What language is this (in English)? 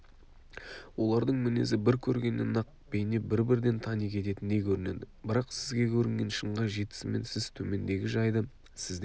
Kazakh